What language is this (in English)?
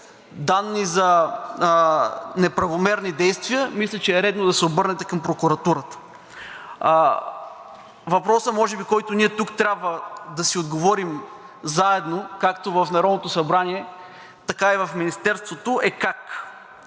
Bulgarian